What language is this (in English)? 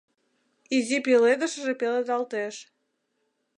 Mari